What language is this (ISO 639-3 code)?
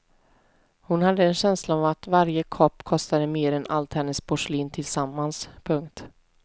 swe